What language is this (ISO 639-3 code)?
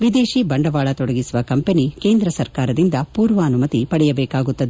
kan